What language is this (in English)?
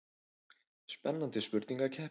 Icelandic